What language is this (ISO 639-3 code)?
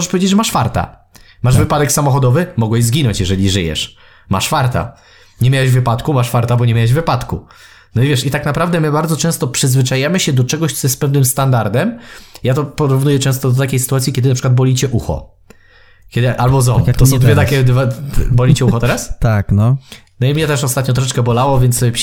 pol